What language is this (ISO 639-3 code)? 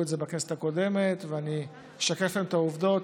heb